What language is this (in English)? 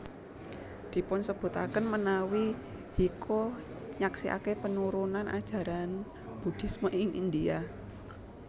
Javanese